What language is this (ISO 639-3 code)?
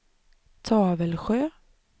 swe